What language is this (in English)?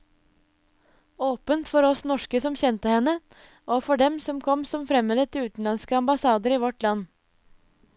Norwegian